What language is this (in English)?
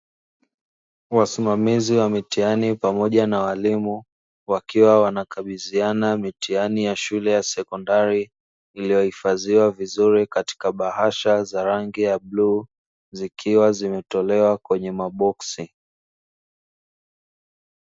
Swahili